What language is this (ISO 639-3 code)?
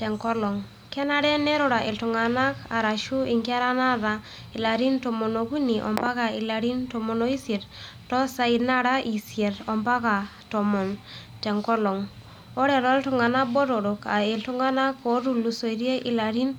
mas